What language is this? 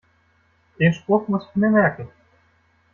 German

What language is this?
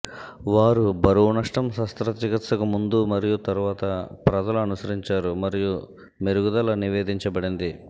Telugu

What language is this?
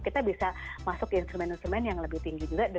Indonesian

